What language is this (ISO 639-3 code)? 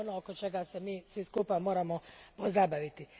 hrv